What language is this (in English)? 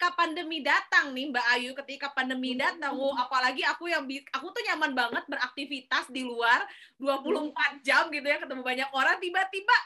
Indonesian